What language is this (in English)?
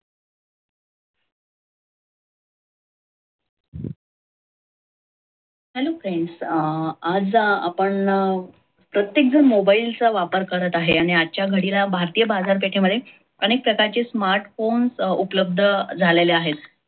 Marathi